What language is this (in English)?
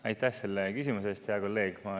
Estonian